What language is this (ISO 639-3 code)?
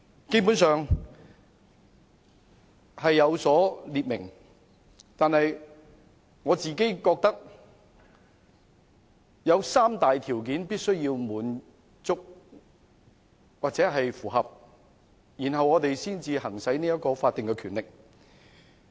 yue